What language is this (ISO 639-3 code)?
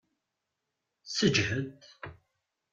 kab